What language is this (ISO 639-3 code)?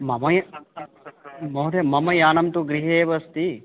san